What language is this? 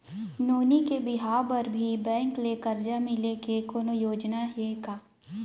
Chhattisgarhi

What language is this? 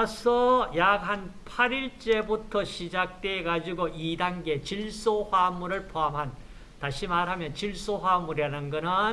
Korean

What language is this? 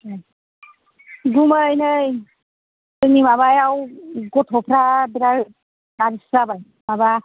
Bodo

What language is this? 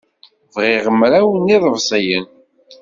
Kabyle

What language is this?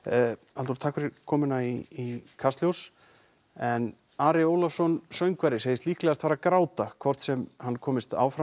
Icelandic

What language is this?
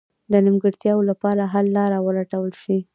Pashto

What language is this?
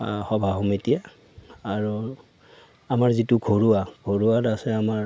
Assamese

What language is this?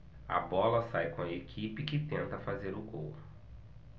Portuguese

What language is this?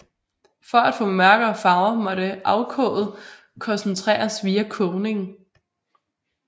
Danish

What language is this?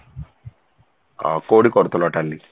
Odia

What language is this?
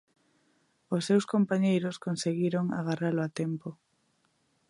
Galician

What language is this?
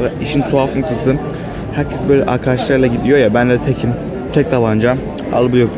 Turkish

